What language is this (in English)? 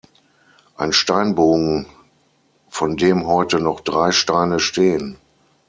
German